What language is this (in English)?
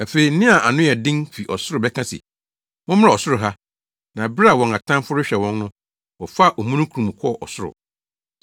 Akan